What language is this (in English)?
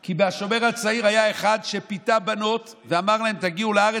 Hebrew